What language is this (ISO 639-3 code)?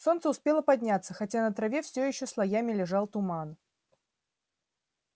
rus